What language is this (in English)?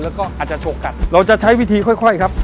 Thai